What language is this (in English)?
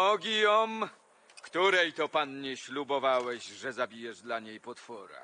Polish